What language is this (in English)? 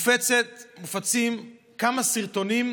Hebrew